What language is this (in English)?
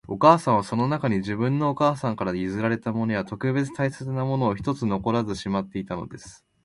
Japanese